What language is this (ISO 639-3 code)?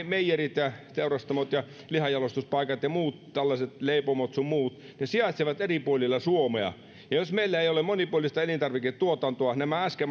fin